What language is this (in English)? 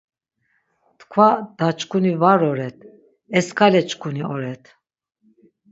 Laz